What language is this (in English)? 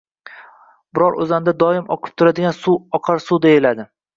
Uzbek